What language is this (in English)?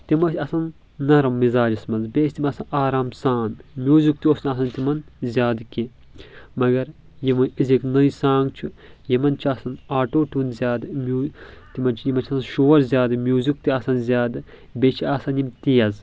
Kashmiri